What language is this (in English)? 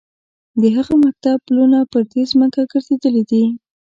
Pashto